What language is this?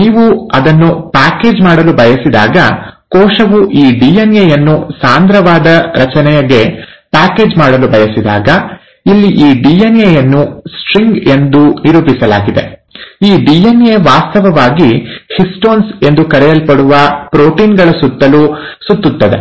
Kannada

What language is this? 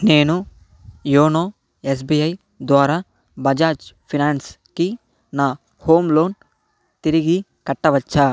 Telugu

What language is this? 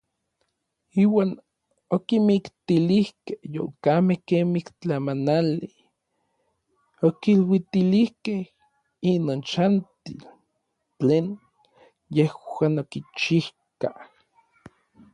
Orizaba Nahuatl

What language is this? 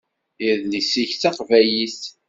Kabyle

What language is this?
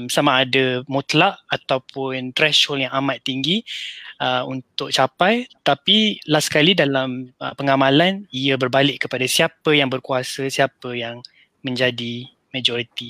Malay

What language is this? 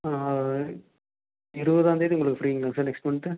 Tamil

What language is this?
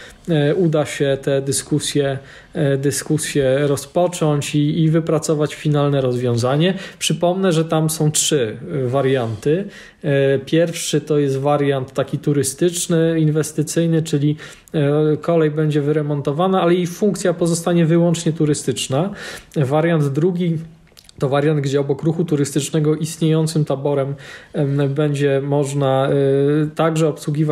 Polish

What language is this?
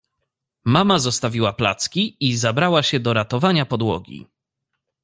Polish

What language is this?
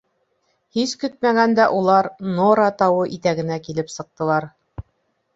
Bashkir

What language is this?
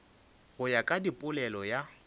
Northern Sotho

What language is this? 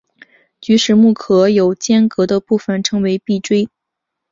Chinese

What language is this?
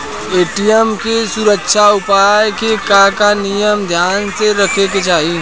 Bhojpuri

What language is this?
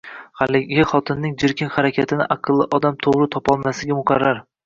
Uzbek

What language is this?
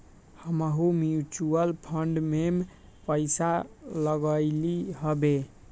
Magahi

